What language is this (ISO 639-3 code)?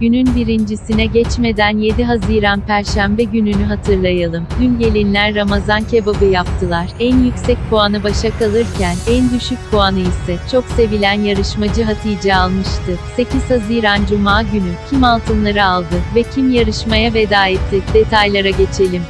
tur